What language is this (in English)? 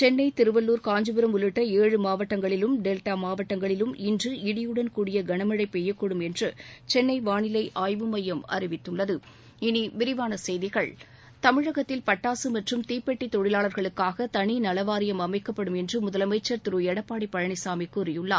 Tamil